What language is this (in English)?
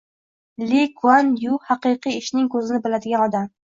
Uzbek